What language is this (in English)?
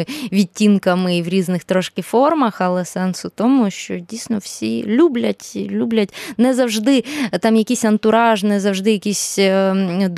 Ukrainian